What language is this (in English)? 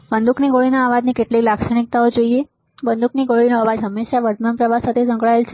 Gujarati